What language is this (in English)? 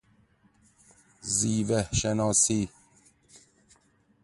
Persian